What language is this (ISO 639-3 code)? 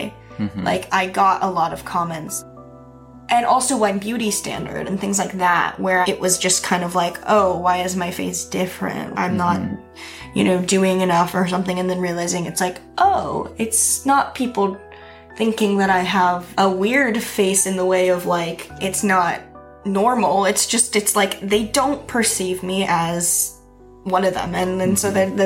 eng